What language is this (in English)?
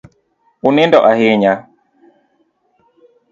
Luo (Kenya and Tanzania)